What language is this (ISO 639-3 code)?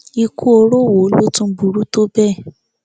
yor